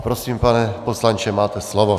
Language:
Czech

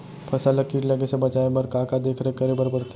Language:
Chhattisgarhi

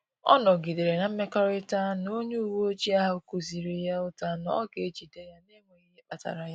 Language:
Igbo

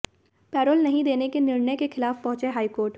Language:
Hindi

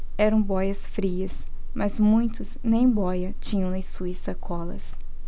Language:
Portuguese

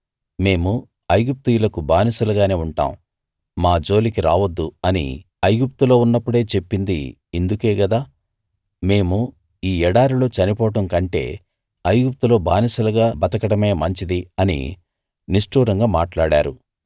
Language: Telugu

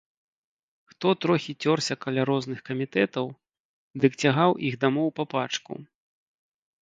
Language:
Belarusian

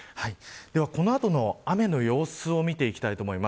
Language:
Japanese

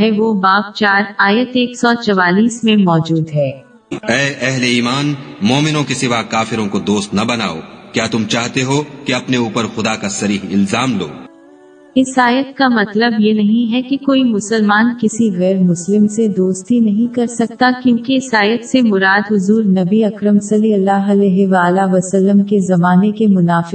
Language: Urdu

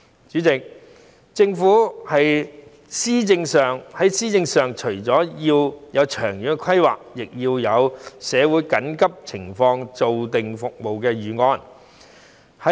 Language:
Cantonese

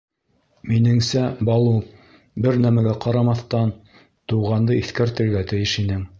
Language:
Bashkir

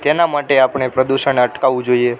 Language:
Gujarati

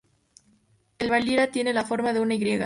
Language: Spanish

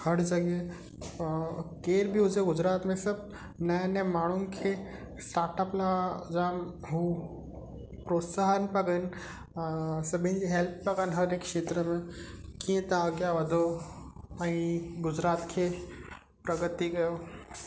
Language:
Sindhi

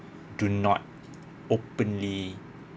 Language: English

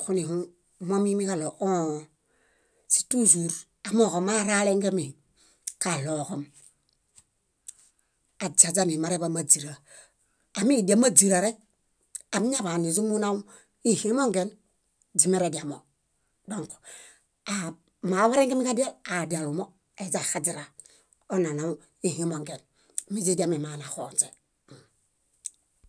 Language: Bayot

